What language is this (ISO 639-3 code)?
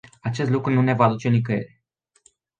ron